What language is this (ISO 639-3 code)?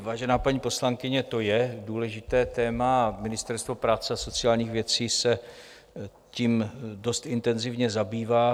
ces